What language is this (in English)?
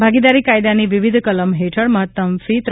Gujarati